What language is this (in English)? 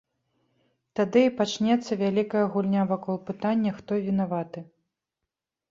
Belarusian